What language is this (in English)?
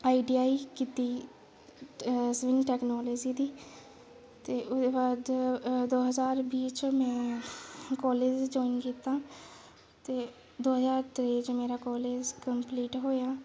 Dogri